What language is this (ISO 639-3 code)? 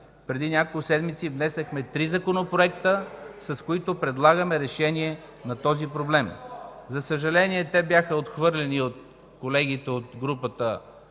bul